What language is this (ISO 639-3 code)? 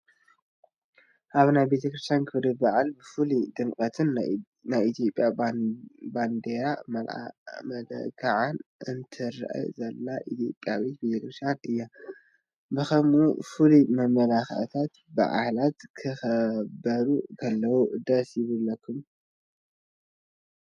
tir